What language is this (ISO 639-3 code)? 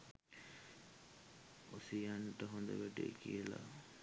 sin